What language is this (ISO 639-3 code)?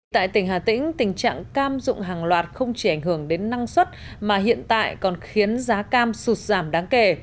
vie